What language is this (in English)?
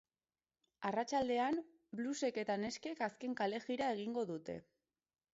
Basque